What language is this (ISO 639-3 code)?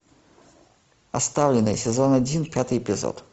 rus